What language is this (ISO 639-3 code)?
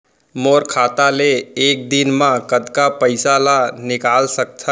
hne